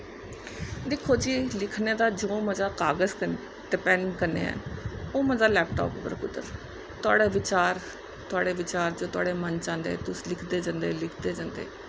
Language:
Dogri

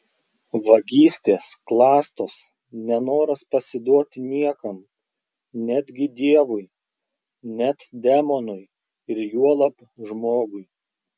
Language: Lithuanian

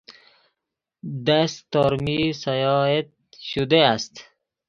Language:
Persian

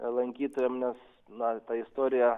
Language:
Lithuanian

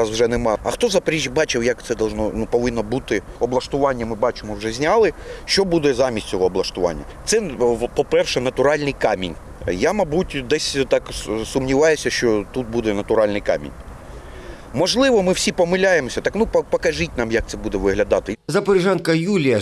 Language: Ukrainian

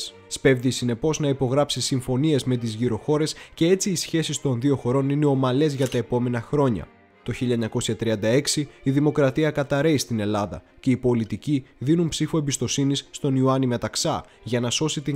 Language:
Greek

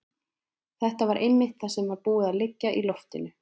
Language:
Icelandic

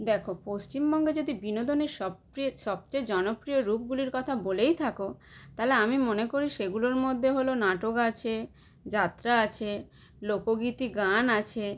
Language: Bangla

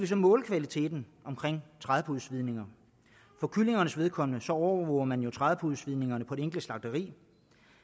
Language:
Danish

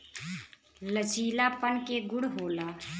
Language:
Bhojpuri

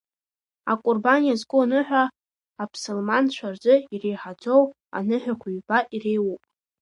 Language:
Abkhazian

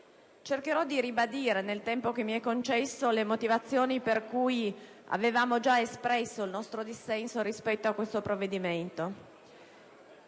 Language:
Italian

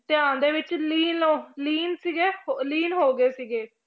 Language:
Punjabi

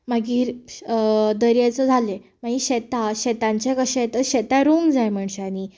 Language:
Konkani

